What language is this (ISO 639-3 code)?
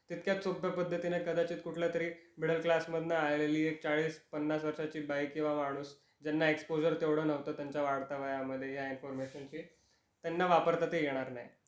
mar